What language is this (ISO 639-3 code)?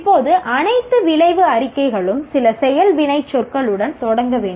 tam